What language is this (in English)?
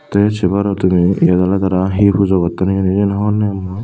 Chakma